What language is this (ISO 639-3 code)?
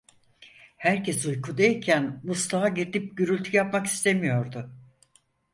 tur